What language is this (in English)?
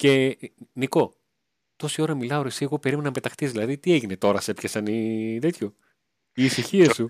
Greek